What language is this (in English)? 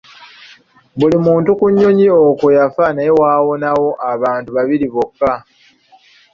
Ganda